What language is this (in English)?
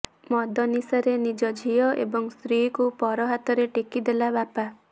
Odia